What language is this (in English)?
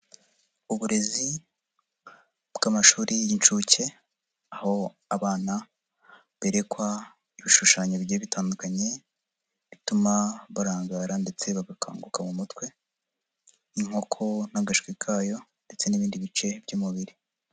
Kinyarwanda